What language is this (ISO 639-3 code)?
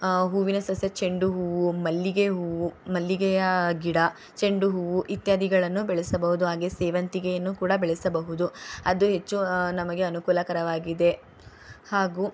kan